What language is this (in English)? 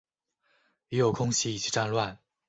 Chinese